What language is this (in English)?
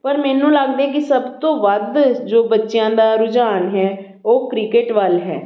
Punjabi